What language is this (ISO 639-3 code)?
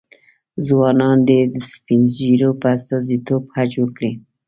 pus